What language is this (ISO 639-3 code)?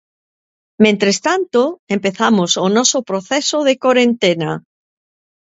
glg